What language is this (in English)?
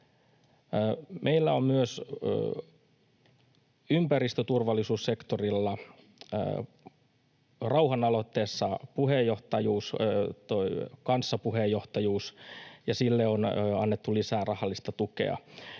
Finnish